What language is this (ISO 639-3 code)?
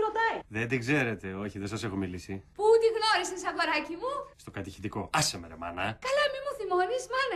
ell